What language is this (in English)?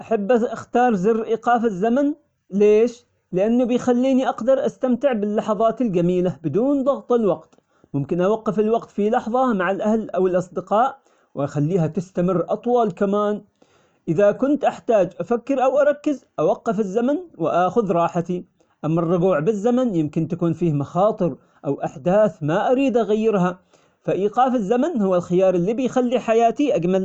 Omani Arabic